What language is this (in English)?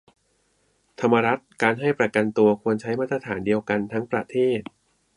Thai